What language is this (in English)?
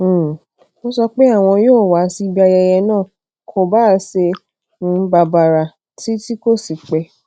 Yoruba